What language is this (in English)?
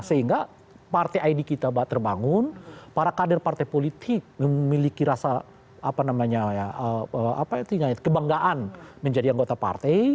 Indonesian